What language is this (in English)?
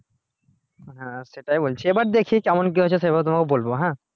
Bangla